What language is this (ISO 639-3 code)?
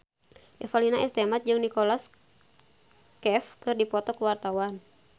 sun